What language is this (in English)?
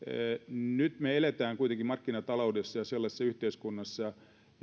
Finnish